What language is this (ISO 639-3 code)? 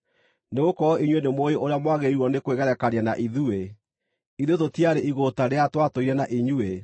kik